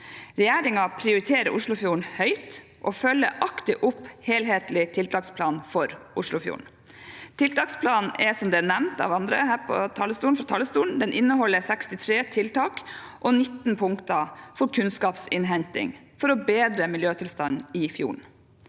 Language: Norwegian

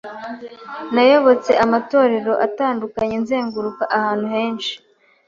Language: Kinyarwanda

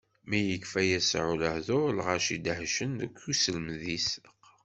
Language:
Kabyle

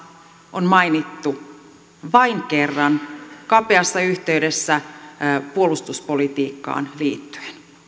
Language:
Finnish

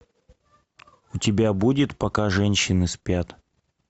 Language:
Russian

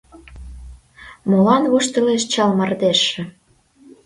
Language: Mari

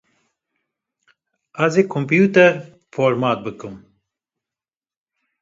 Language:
Kurdish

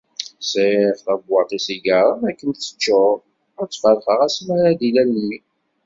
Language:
Kabyle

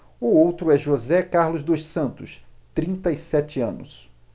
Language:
Portuguese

